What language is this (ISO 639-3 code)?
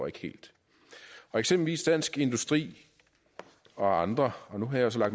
dan